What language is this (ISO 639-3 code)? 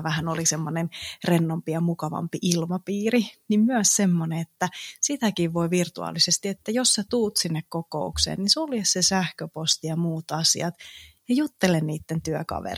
fin